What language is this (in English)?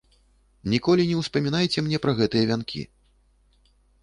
Belarusian